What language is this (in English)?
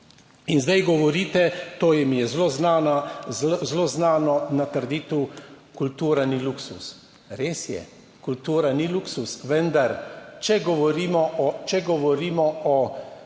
Slovenian